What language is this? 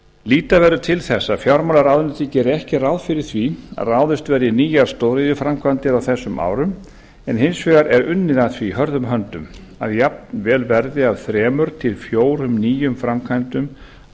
Icelandic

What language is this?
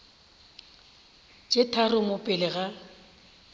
Northern Sotho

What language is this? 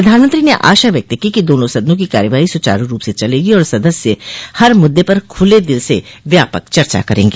Hindi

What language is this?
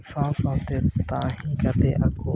Santali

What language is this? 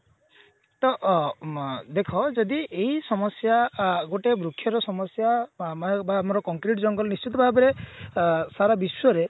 Odia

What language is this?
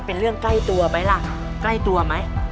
Thai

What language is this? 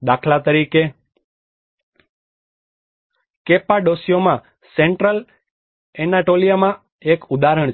Gujarati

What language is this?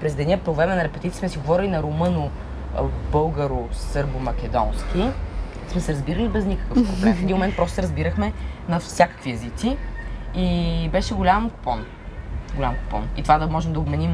Bulgarian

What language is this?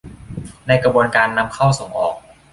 Thai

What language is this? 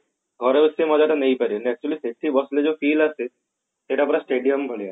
Odia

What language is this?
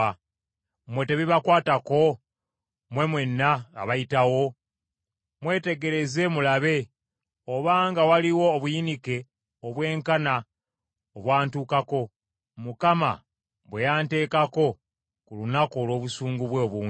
Ganda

